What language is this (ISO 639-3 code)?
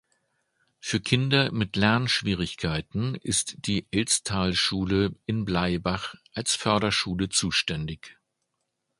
deu